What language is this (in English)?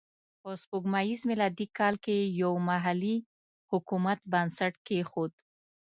Pashto